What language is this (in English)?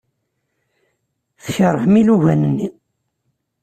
Kabyle